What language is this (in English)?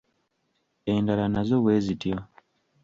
Ganda